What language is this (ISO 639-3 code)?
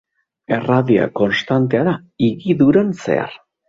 eus